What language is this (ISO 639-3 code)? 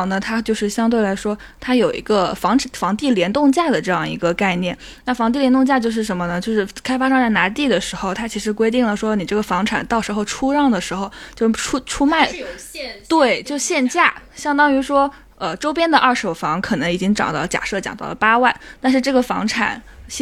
zho